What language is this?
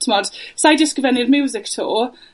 Welsh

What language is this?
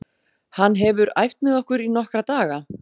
Icelandic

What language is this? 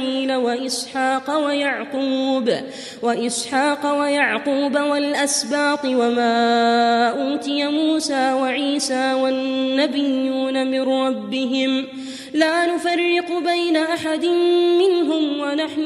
Arabic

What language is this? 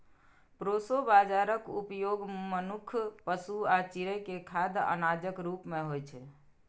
Maithili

